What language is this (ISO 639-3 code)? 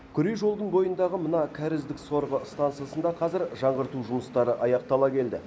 kaz